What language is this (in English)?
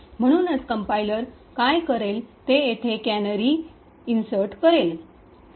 Marathi